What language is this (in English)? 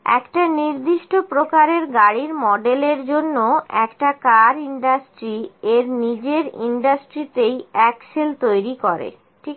Bangla